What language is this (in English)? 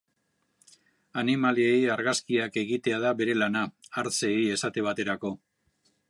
Basque